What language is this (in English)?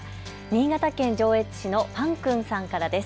Japanese